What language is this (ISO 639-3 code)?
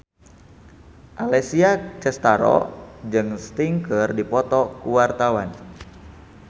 sun